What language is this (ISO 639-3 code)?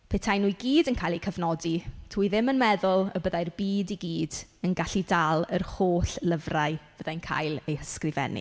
cym